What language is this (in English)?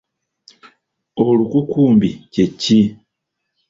Ganda